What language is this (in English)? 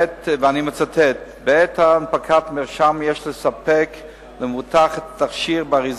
Hebrew